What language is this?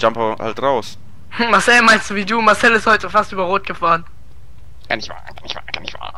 German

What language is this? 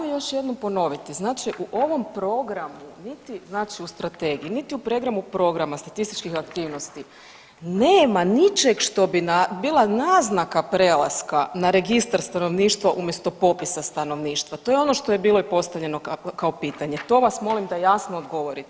Croatian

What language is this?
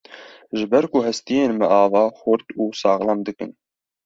Kurdish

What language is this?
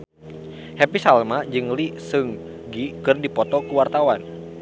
Sundanese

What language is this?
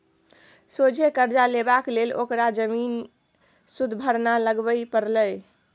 Maithili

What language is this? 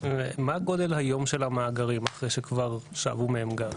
Hebrew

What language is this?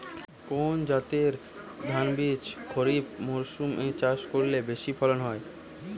Bangla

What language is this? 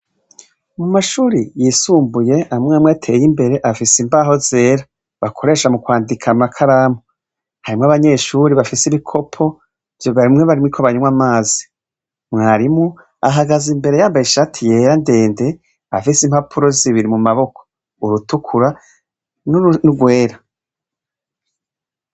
Rundi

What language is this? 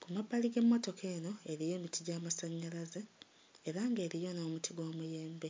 Ganda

